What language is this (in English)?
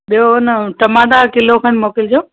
Sindhi